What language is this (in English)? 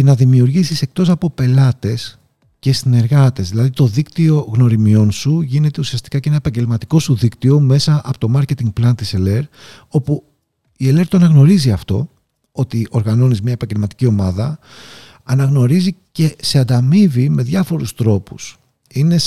Greek